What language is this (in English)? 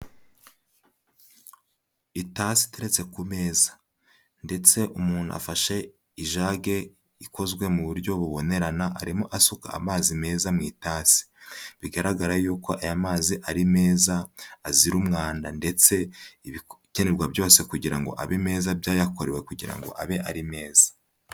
Kinyarwanda